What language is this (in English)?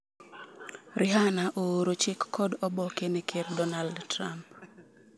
Luo (Kenya and Tanzania)